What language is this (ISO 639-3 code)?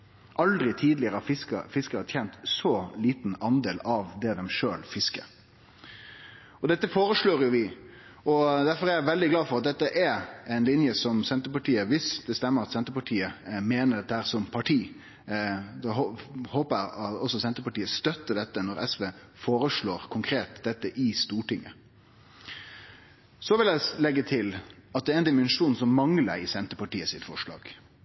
nno